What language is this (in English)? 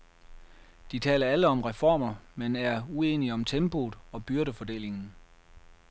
Danish